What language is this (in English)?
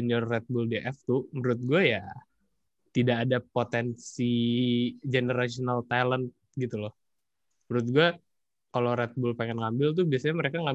Indonesian